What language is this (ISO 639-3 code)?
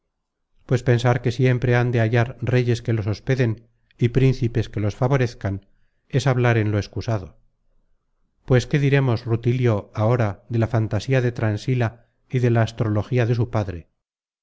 spa